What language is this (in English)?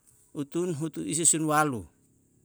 Yalahatan